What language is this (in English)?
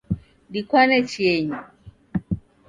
Taita